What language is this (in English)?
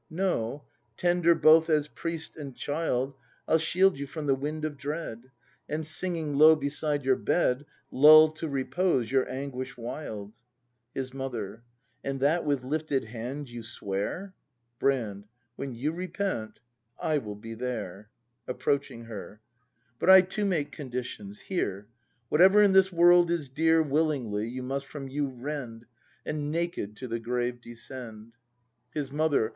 English